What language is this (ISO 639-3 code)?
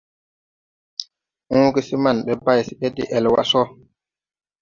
tui